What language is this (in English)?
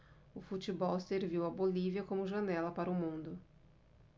Portuguese